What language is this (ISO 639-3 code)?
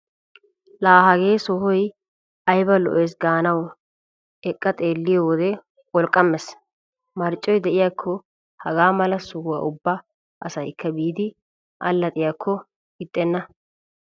wal